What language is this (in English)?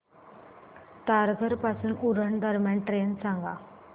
Marathi